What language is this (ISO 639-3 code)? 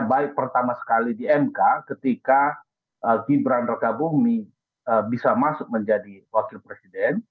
ind